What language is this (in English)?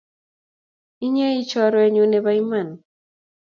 Kalenjin